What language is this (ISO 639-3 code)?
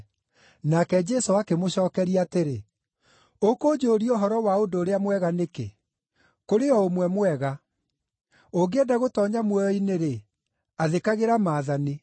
kik